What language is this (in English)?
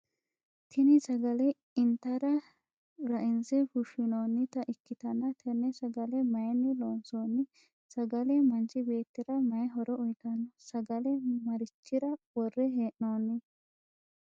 Sidamo